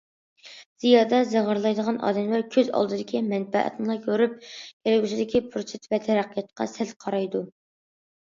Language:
Uyghur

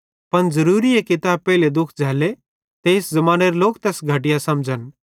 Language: Bhadrawahi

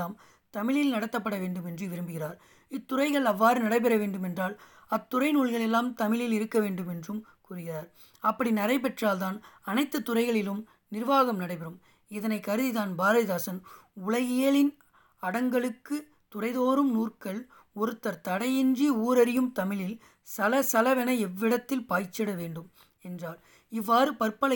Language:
Tamil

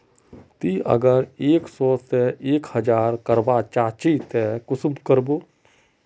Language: Magahi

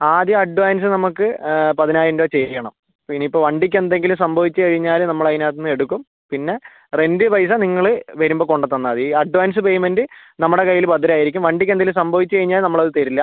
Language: Malayalam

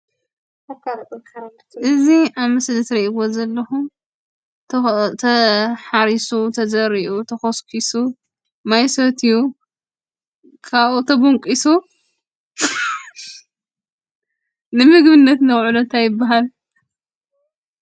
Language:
Tigrinya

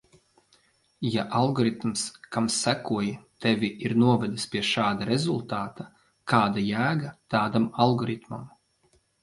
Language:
Latvian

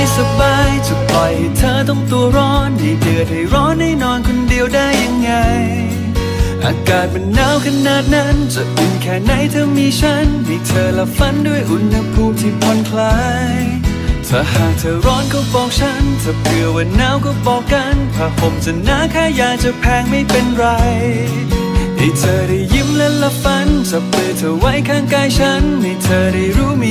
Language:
Thai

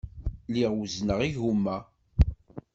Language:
Kabyle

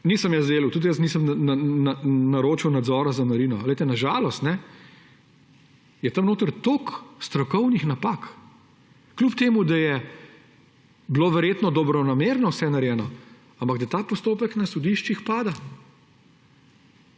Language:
Slovenian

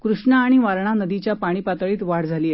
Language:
Marathi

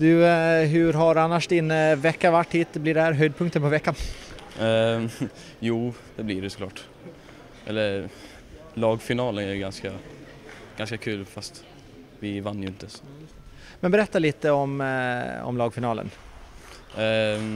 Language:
Swedish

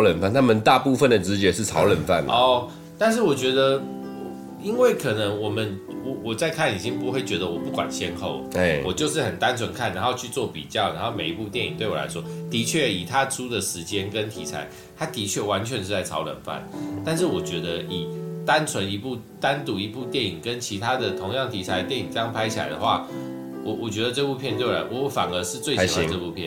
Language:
Chinese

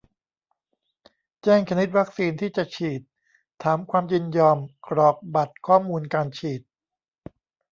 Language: Thai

